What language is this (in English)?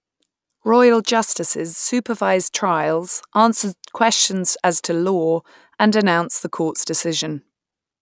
English